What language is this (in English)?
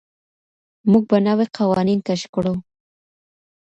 Pashto